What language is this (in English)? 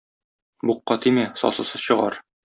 Tatar